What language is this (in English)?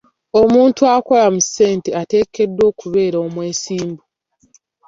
Ganda